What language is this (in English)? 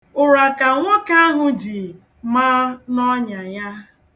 Igbo